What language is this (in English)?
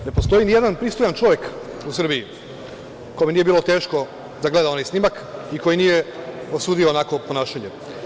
Serbian